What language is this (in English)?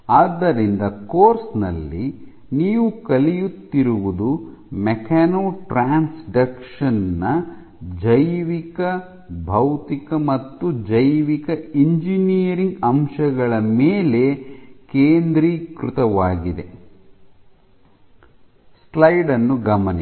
Kannada